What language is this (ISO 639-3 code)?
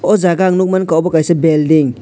trp